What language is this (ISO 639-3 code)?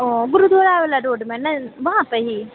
mai